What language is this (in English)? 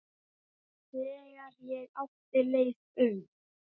Icelandic